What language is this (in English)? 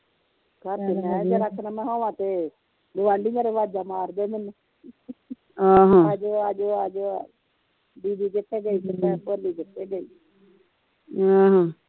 Punjabi